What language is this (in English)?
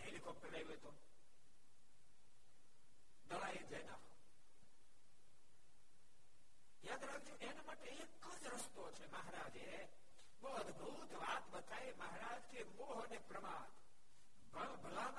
Gujarati